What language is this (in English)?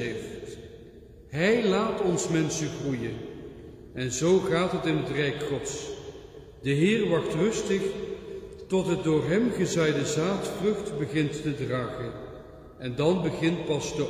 Dutch